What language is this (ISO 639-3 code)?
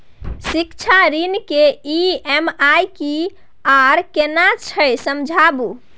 mai